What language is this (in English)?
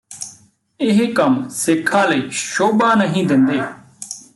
Punjabi